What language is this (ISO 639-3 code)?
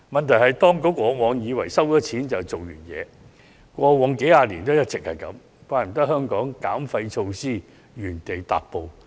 yue